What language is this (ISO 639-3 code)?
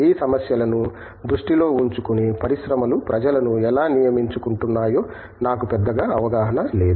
tel